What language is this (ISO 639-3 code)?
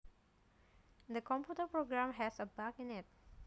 jav